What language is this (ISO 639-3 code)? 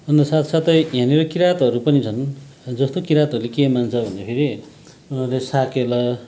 nep